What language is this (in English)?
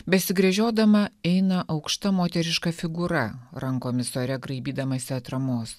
Lithuanian